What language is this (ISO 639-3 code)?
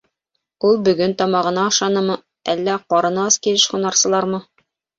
bak